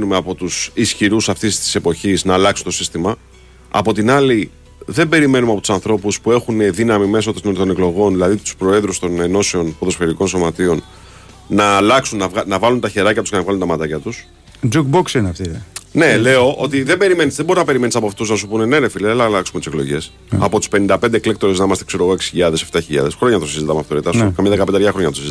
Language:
Greek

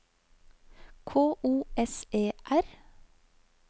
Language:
Norwegian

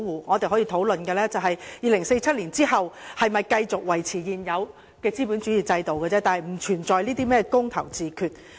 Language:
Cantonese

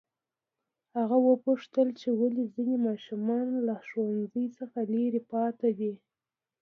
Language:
Pashto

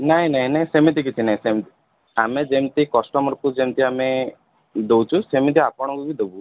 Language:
Odia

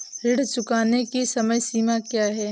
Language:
Hindi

